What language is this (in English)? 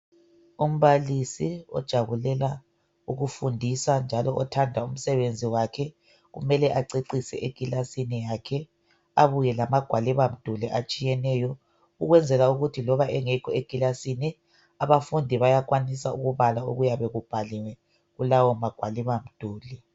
North Ndebele